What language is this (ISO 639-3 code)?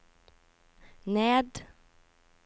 nor